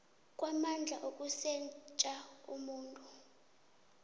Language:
South Ndebele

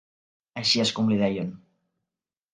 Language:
Catalan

